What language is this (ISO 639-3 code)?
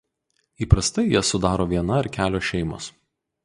lit